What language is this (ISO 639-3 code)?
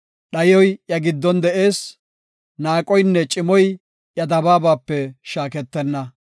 gof